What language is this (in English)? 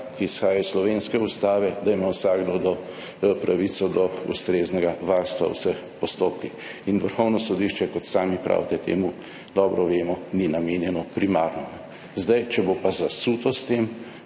Slovenian